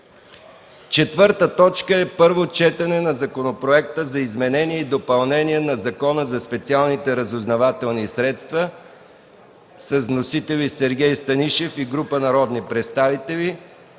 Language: Bulgarian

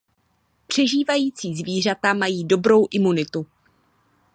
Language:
Czech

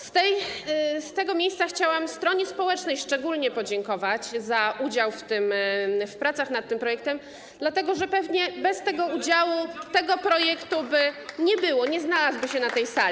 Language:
Polish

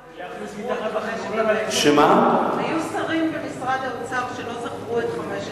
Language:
Hebrew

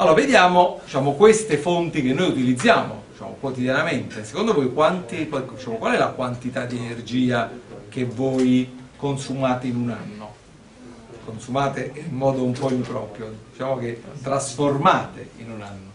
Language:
Italian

